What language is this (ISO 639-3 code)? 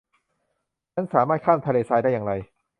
tha